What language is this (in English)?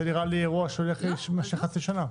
Hebrew